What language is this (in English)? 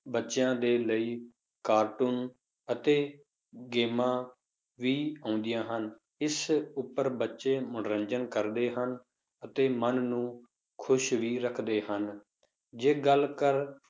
Punjabi